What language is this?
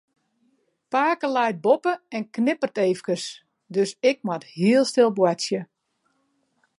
Western Frisian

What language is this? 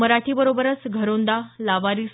Marathi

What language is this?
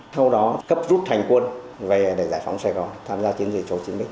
Vietnamese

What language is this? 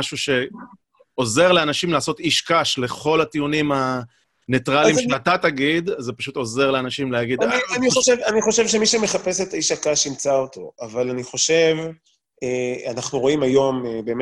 Hebrew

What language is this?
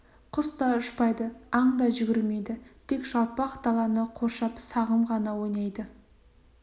Kazakh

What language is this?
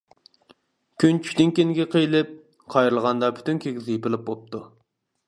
Uyghur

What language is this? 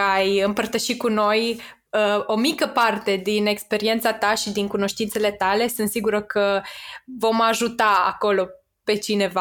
Romanian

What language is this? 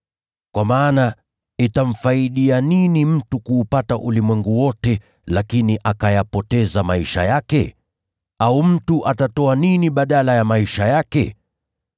Swahili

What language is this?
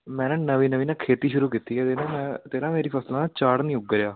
Punjabi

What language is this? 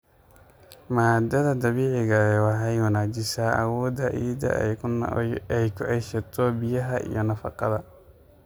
Somali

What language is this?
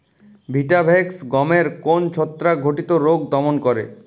Bangla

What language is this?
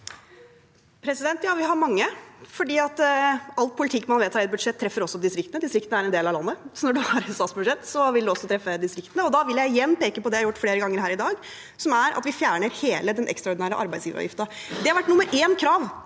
Norwegian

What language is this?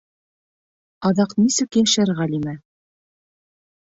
Bashkir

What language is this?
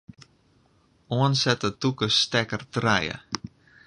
Western Frisian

